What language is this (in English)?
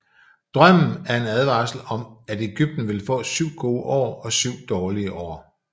Danish